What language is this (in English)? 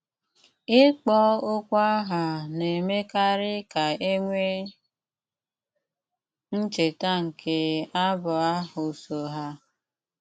Igbo